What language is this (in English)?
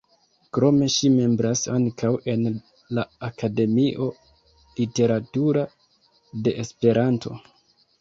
Esperanto